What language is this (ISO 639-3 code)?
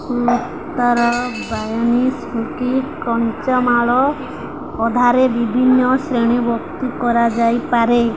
ori